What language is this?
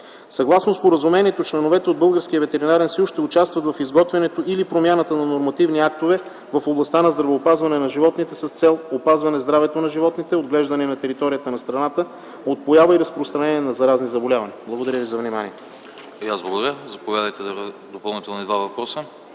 Bulgarian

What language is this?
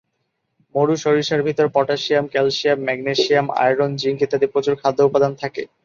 Bangla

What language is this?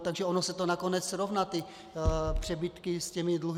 Czech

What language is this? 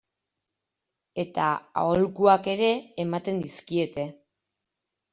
Basque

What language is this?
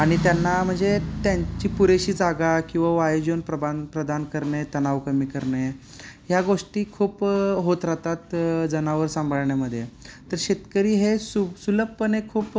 Marathi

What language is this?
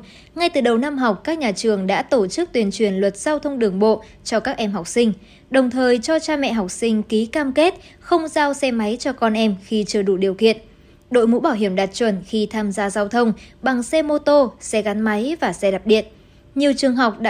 Vietnamese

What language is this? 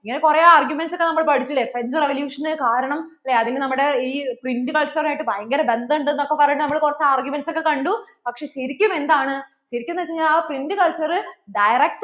Malayalam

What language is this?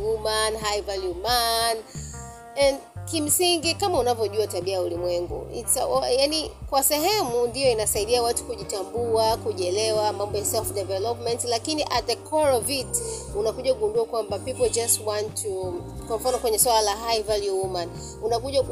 Swahili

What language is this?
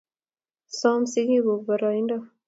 Kalenjin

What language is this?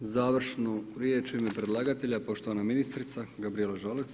Croatian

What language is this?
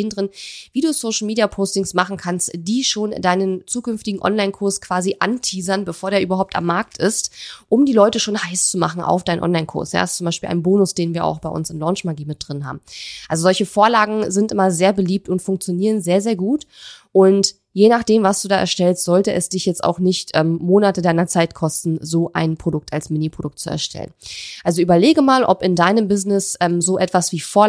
German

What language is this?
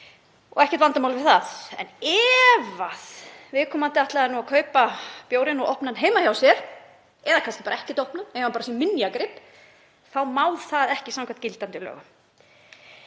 Icelandic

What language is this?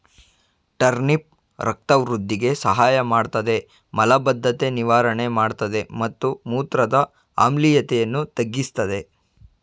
Kannada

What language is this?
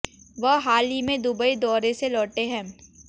Hindi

